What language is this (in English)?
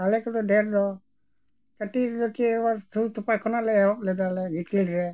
Santali